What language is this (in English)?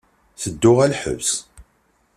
Kabyle